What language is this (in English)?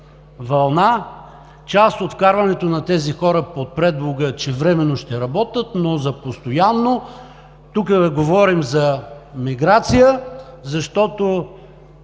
Bulgarian